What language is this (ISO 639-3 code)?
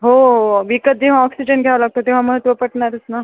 mar